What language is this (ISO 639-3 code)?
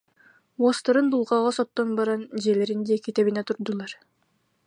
sah